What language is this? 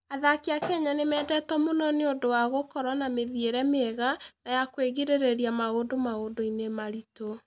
Kikuyu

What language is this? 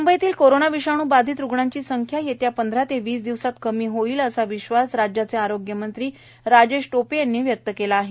Marathi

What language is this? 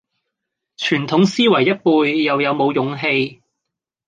Cantonese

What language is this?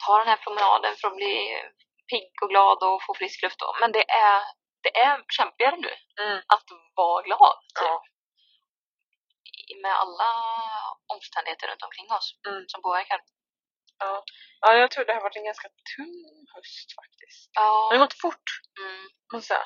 Swedish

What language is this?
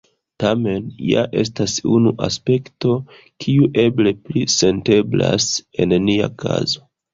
Esperanto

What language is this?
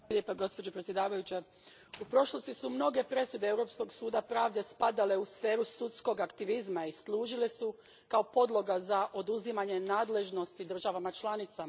Croatian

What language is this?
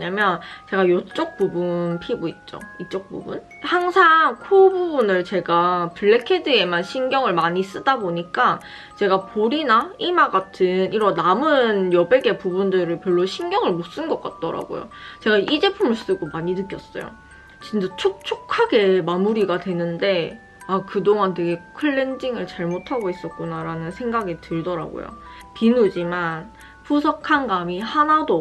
Korean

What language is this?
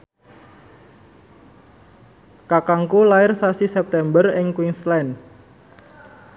Javanese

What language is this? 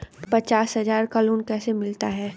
Hindi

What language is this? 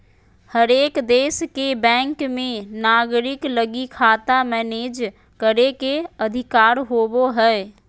Magahi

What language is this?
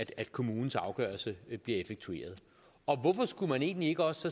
Danish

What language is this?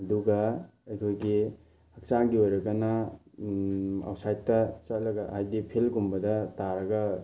Manipuri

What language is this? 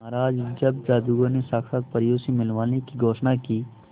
Hindi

